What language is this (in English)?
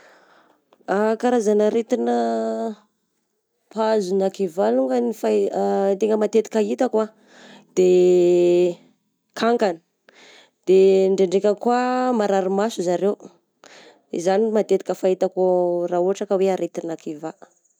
Southern Betsimisaraka Malagasy